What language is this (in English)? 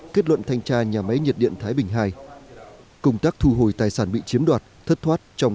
Vietnamese